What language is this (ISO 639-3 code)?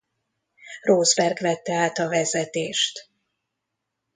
hun